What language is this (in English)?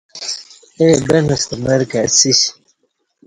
Kati